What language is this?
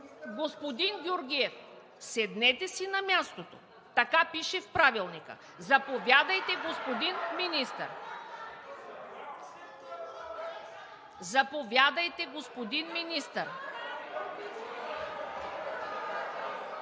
Bulgarian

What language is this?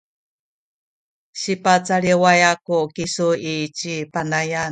Sakizaya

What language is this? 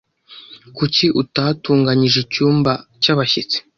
Kinyarwanda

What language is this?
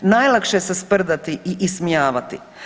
Croatian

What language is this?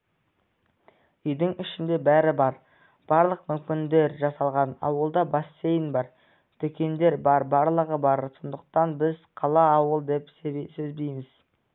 Kazakh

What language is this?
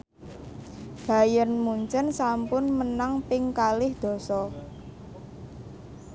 Javanese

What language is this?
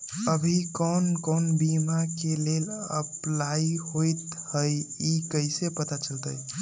Magahi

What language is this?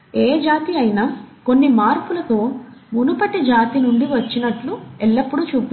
Telugu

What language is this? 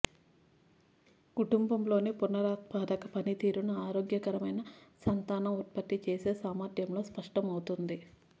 Telugu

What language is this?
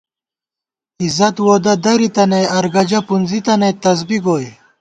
Gawar-Bati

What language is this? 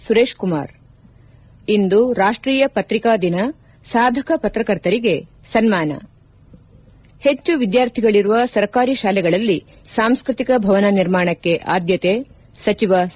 Kannada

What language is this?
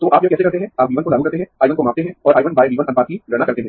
Hindi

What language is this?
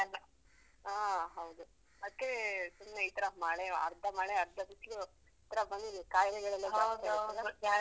Kannada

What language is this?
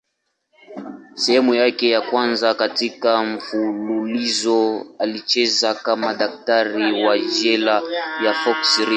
Swahili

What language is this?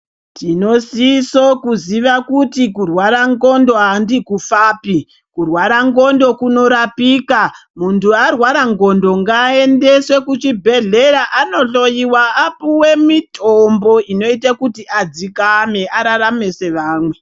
Ndau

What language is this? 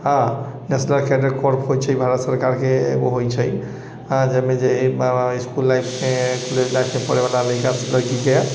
Maithili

